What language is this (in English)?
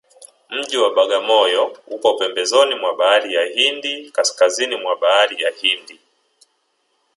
Swahili